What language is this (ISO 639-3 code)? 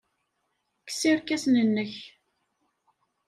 kab